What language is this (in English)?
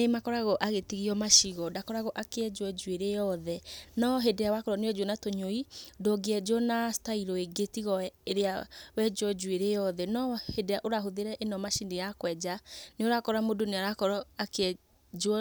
Kikuyu